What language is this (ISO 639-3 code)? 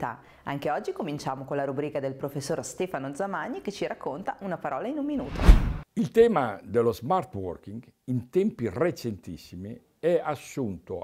ita